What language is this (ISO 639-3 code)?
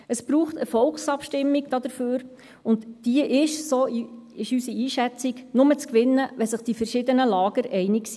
gsw